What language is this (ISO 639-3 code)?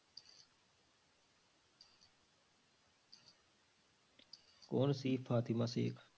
pan